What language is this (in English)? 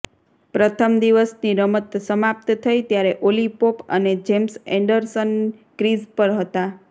Gujarati